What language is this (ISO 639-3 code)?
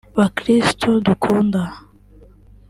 kin